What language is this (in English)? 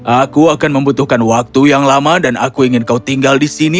Indonesian